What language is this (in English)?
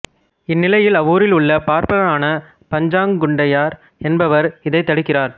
Tamil